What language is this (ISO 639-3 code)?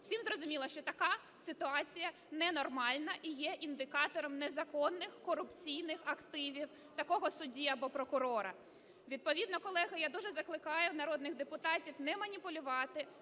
ukr